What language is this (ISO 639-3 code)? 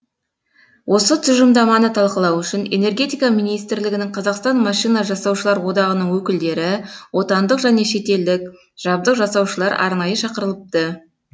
kaz